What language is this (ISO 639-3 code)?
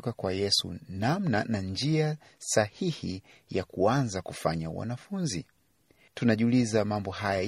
swa